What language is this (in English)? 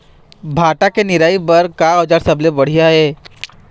Chhattisgarhi